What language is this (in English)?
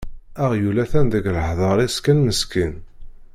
Kabyle